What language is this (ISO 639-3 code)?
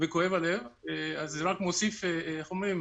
heb